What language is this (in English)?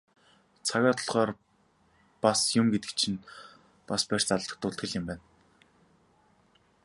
Mongolian